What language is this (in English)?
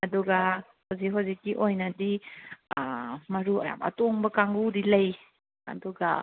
Manipuri